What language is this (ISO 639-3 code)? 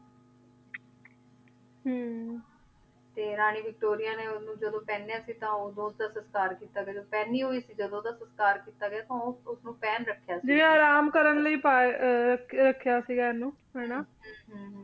pan